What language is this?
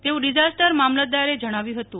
Gujarati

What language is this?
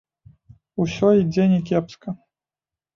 Belarusian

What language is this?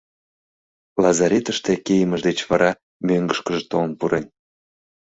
Mari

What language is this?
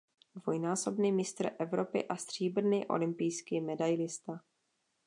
Czech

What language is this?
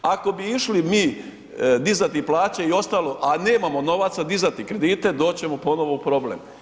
Croatian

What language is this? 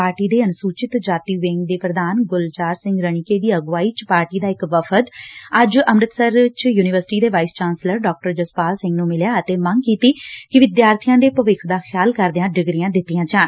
Punjabi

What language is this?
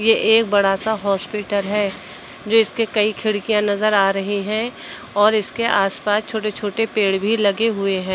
Hindi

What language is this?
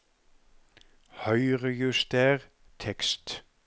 Norwegian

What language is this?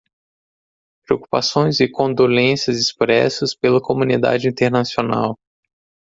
Portuguese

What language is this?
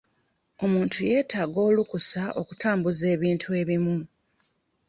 Ganda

